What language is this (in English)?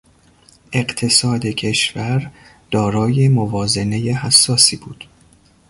Persian